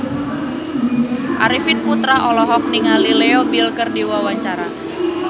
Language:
Sundanese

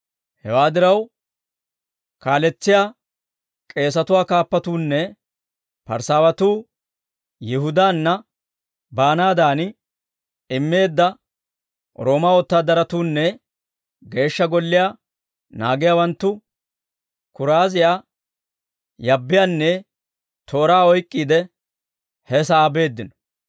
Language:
Dawro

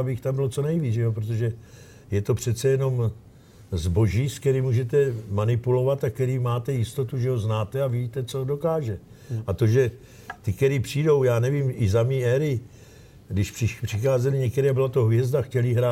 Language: Czech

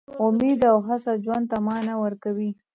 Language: Pashto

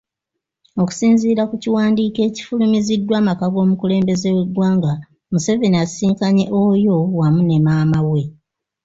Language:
Ganda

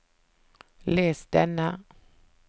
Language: Norwegian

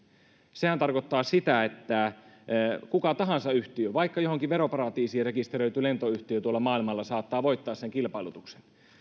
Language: Finnish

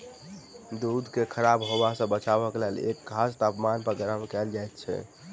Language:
Maithili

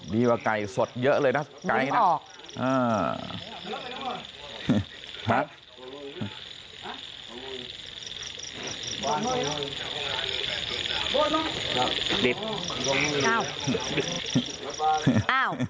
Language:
Thai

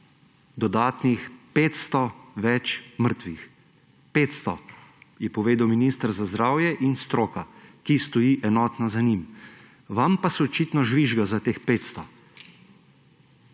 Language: Slovenian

